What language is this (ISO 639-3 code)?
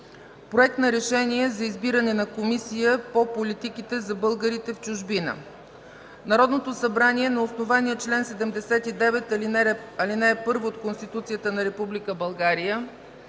bul